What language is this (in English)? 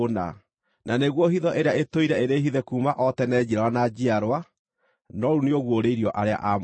Kikuyu